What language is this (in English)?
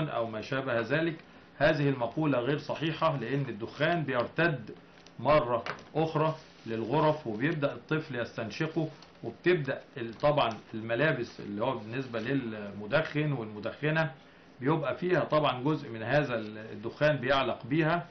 Arabic